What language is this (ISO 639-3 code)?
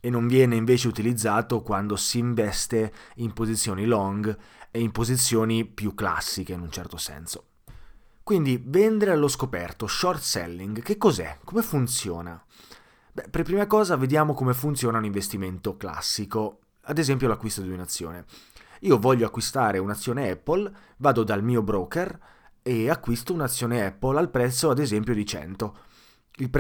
ita